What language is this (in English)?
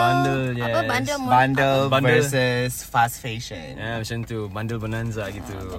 Malay